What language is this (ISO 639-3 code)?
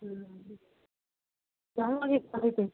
pan